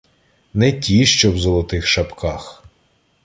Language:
Ukrainian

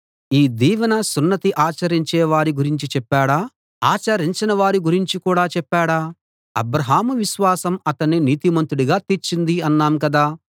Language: Telugu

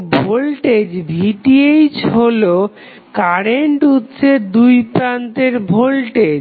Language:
Bangla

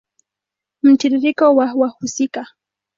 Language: Swahili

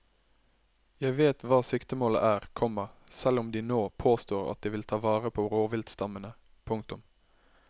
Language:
Norwegian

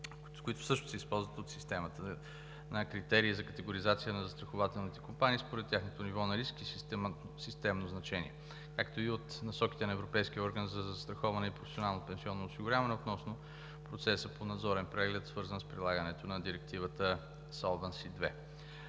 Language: Bulgarian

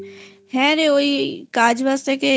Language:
Bangla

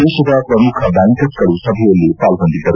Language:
Kannada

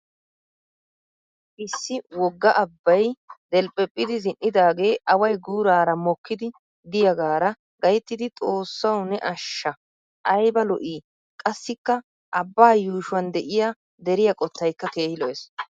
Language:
Wolaytta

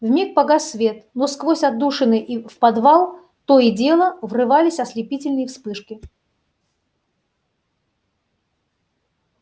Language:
Russian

